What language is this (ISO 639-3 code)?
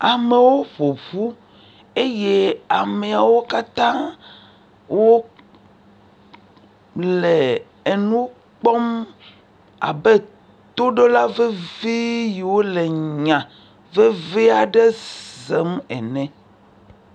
ewe